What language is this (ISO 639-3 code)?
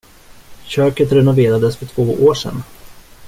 swe